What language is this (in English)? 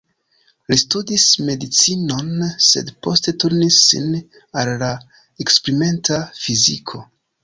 Esperanto